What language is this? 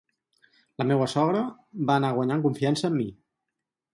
Catalan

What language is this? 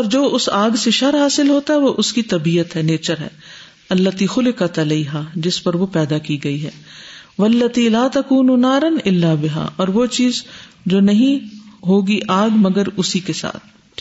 Urdu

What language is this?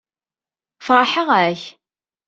Kabyle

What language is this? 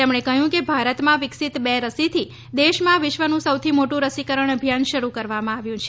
Gujarati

